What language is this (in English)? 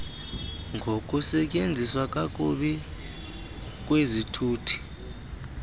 Xhosa